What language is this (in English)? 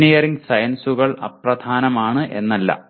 Malayalam